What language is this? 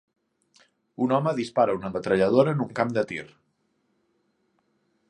Catalan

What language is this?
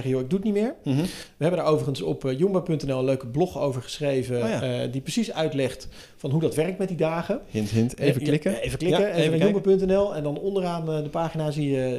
Dutch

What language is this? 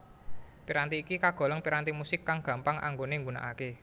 Javanese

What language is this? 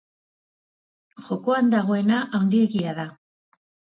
Basque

